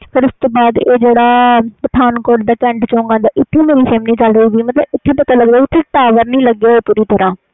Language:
Punjabi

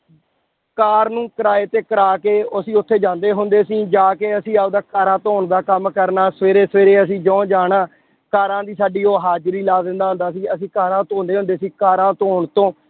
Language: Punjabi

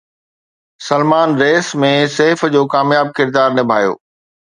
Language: Sindhi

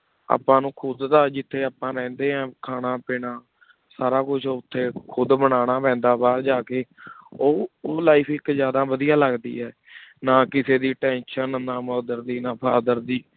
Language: Punjabi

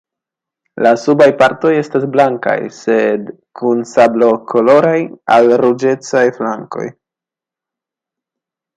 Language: Esperanto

